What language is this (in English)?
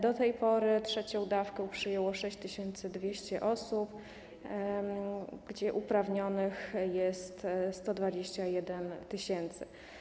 Polish